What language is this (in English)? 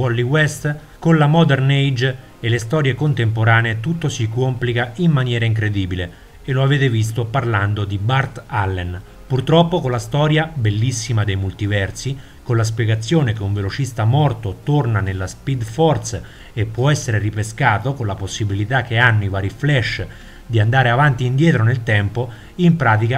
Italian